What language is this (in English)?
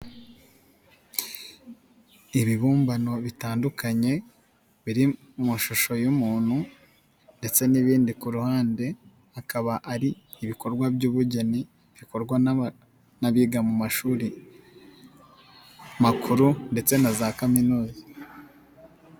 Kinyarwanda